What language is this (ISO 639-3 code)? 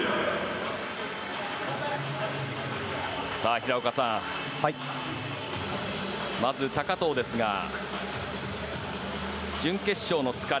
jpn